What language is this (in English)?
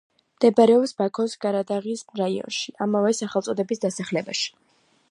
Georgian